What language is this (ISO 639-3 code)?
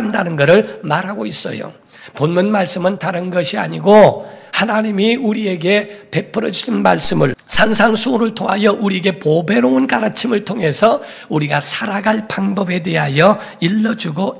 kor